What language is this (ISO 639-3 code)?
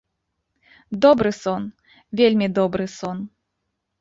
bel